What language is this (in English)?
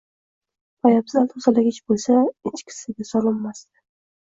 Uzbek